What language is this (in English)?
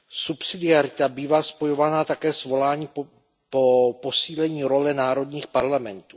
Czech